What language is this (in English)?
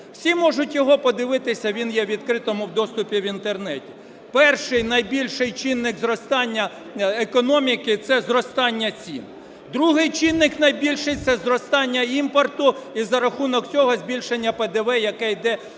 Ukrainian